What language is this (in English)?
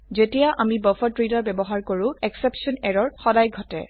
Assamese